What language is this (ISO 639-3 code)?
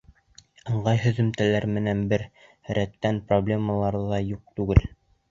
bak